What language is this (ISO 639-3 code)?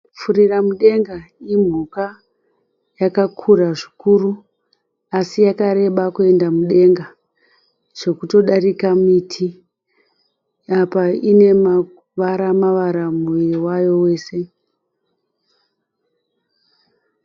sna